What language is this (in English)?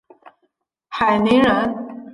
Chinese